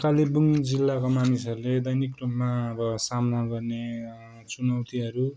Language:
Nepali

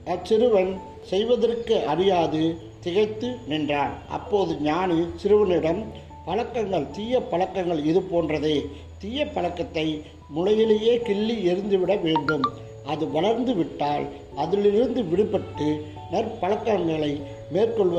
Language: Tamil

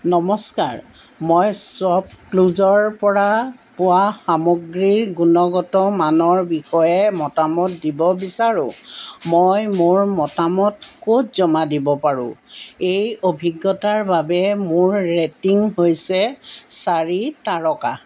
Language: Assamese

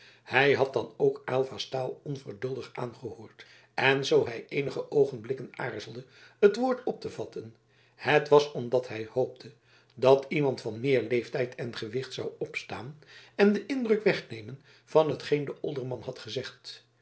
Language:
Dutch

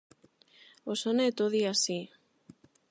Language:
Galician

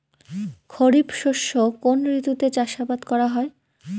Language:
Bangla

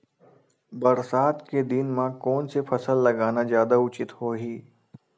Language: Chhattisgarhi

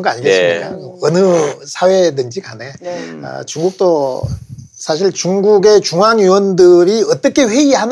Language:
Korean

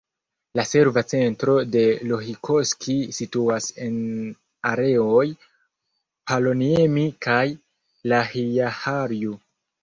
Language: Esperanto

